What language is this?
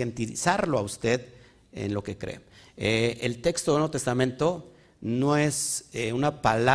Spanish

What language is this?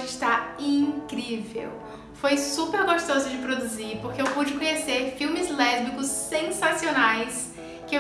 Portuguese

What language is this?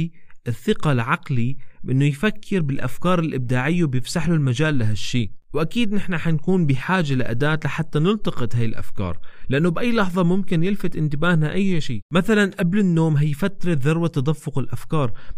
Arabic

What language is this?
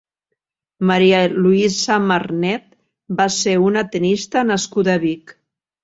Catalan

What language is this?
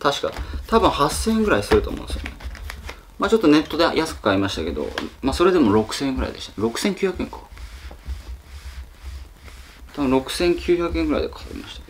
Japanese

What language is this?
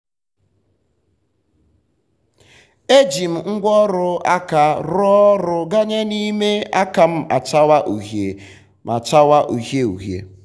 Igbo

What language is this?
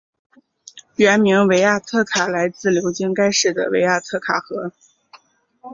Chinese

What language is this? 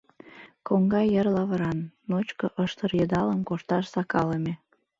Mari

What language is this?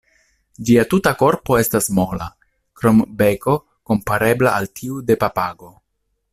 Esperanto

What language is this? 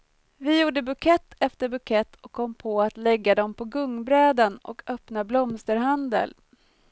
Swedish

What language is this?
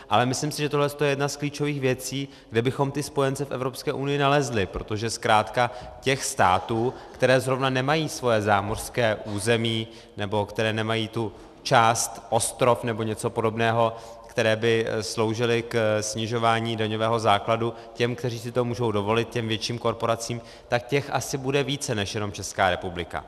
Czech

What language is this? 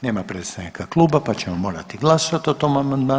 Croatian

